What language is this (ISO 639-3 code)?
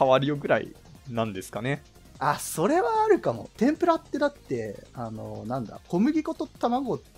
jpn